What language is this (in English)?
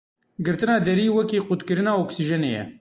Kurdish